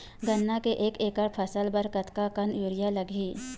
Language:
Chhattisgarhi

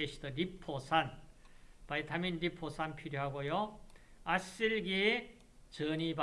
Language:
Korean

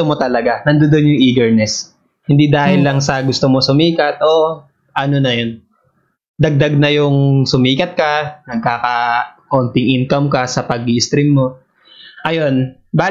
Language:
Filipino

